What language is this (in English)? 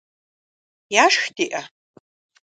Kabardian